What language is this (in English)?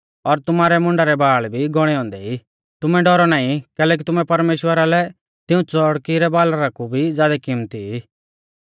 Mahasu Pahari